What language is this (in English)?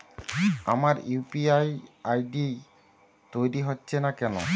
Bangla